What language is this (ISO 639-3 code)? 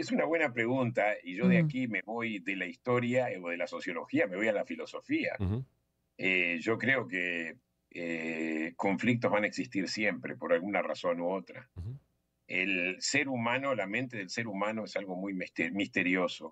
spa